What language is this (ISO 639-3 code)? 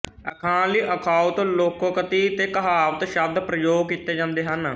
pan